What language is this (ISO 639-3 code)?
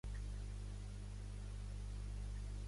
cat